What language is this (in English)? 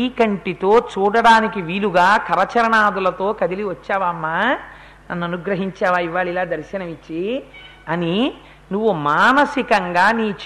Telugu